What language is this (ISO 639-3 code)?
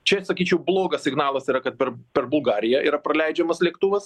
lit